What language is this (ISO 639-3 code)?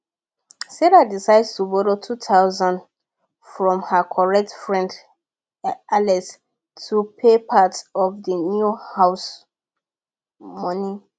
pcm